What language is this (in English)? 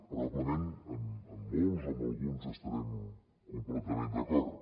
Catalan